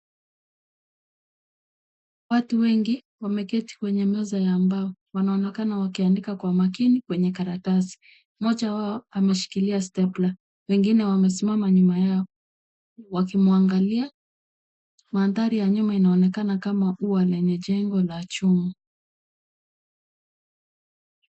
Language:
Swahili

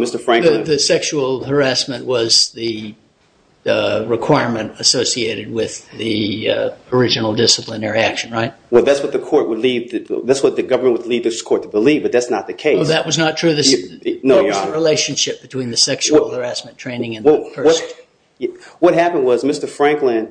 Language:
English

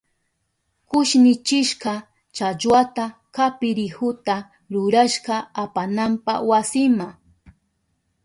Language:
Southern Pastaza Quechua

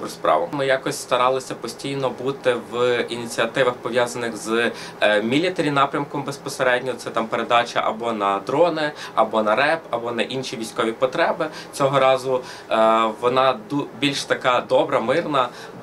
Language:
Ukrainian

